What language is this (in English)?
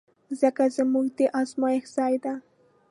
Pashto